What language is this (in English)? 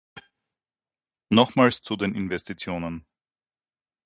German